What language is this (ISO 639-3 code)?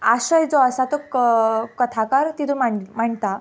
kok